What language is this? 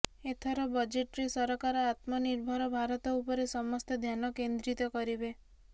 Odia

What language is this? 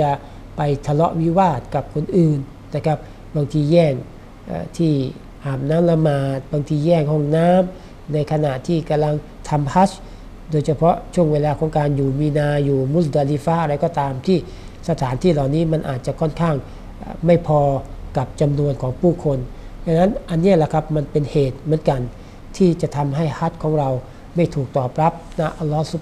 Thai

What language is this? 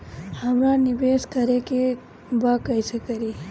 Bhojpuri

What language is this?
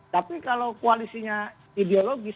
Indonesian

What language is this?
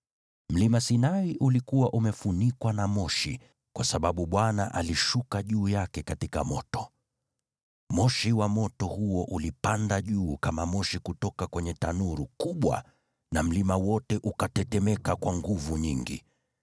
Swahili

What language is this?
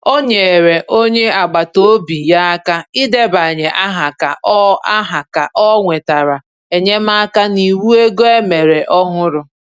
Igbo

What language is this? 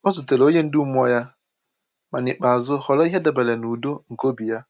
Igbo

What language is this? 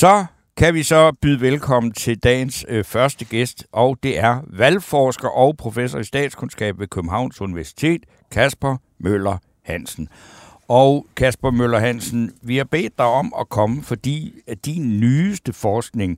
Danish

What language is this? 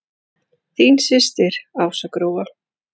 Icelandic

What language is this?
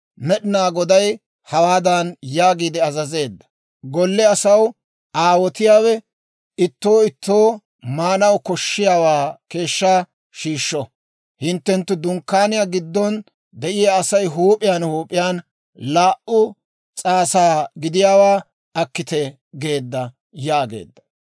Dawro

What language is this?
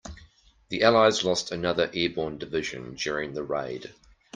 English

